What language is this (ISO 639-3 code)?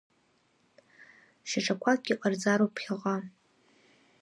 abk